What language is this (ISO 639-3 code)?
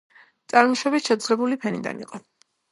kat